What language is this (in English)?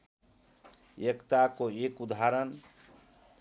Nepali